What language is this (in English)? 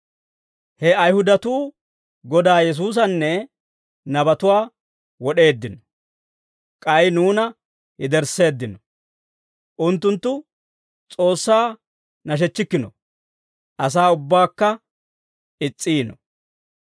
Dawro